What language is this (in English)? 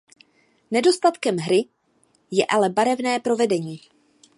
Czech